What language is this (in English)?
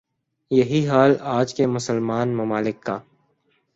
Urdu